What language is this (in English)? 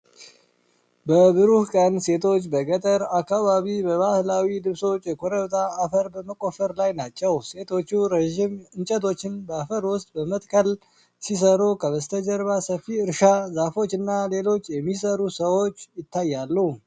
Amharic